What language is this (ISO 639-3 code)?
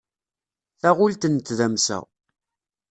kab